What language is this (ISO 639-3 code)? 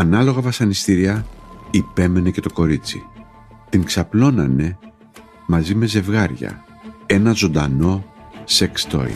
ell